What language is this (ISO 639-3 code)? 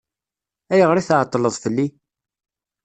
kab